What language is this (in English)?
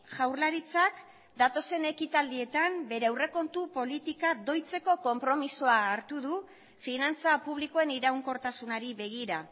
Basque